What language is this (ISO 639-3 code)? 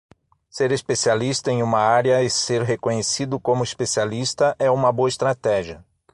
por